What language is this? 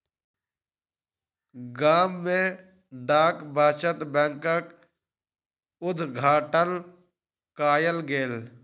Maithili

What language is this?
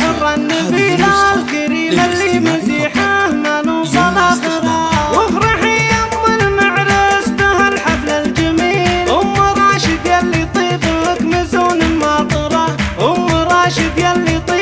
Arabic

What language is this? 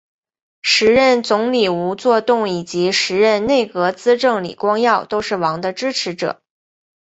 Chinese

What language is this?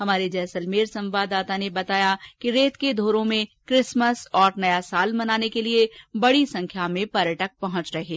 Hindi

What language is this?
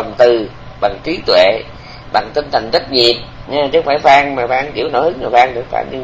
Vietnamese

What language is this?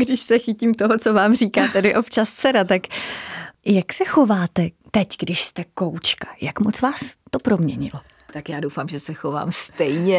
Czech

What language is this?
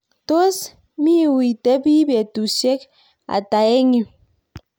Kalenjin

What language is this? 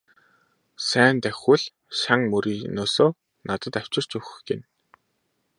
Mongolian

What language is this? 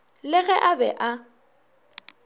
Northern Sotho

